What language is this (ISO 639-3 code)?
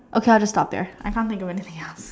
eng